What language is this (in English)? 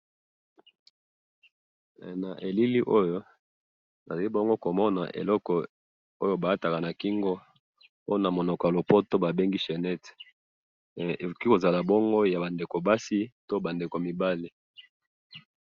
Lingala